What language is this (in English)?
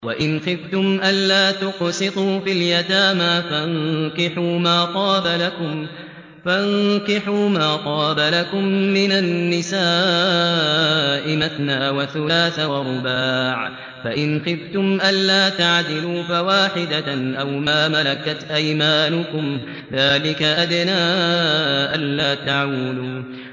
Arabic